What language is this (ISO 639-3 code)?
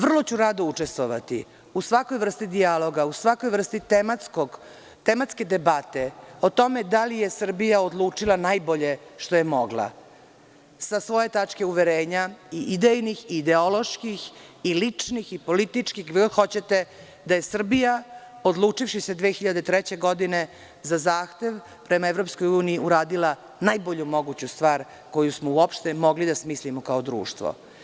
srp